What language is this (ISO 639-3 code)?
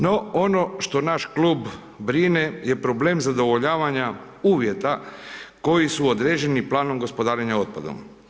hrv